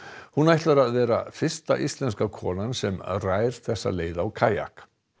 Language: Icelandic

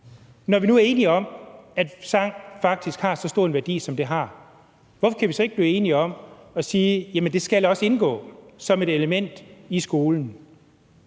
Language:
Danish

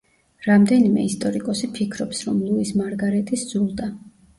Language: Georgian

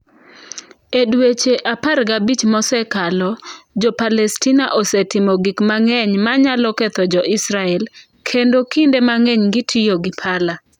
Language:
Luo (Kenya and Tanzania)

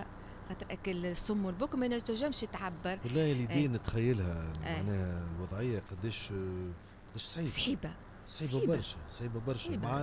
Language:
Arabic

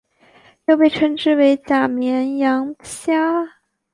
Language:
Chinese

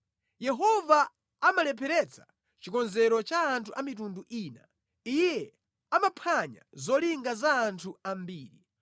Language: Nyanja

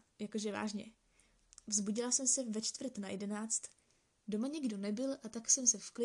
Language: Czech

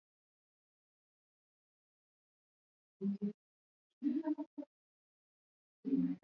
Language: Swahili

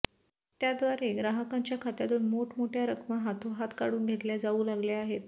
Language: Marathi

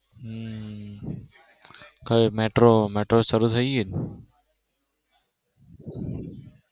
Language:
Gujarati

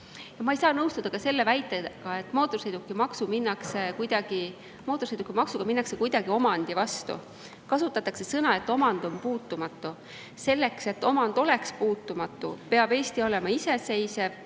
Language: Estonian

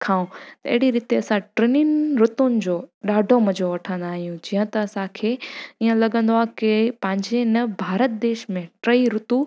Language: Sindhi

